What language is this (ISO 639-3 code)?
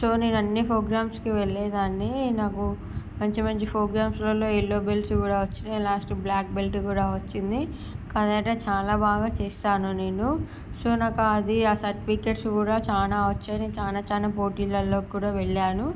tel